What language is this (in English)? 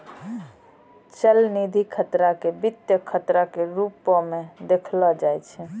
Maithili